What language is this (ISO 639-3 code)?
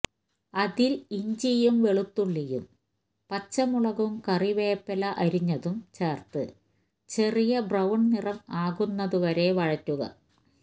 mal